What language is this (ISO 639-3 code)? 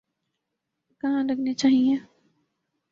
urd